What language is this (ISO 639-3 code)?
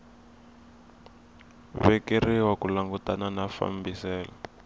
tso